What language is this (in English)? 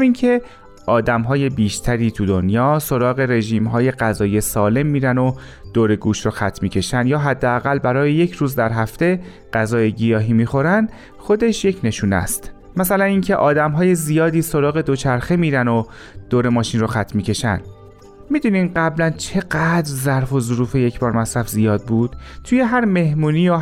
Persian